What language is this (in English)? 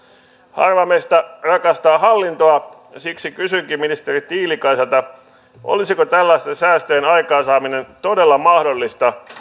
Finnish